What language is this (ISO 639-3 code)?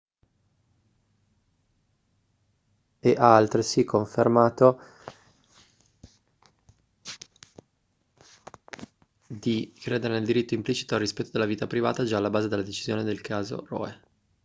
ita